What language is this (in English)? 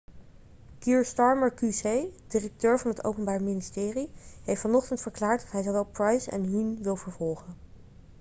Dutch